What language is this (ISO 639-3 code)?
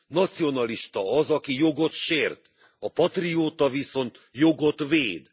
hun